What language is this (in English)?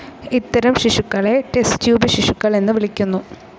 Malayalam